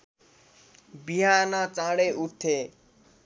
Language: Nepali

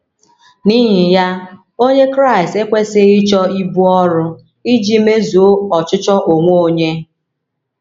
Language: Igbo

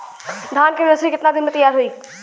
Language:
Bhojpuri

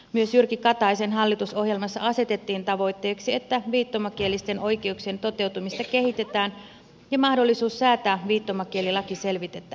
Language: Finnish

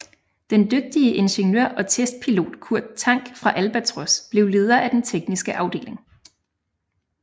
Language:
Danish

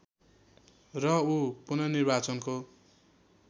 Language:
Nepali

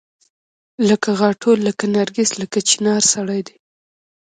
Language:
Pashto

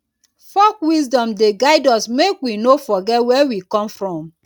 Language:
Nigerian Pidgin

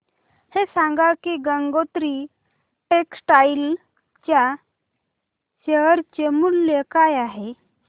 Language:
Marathi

